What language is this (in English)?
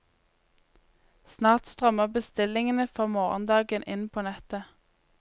Norwegian